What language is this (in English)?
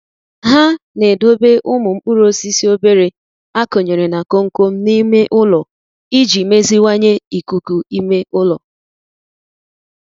Igbo